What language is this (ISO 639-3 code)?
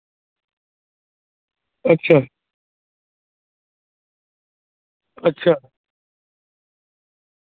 urd